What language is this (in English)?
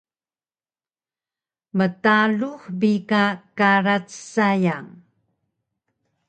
Taroko